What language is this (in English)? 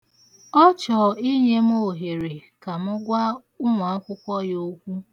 Igbo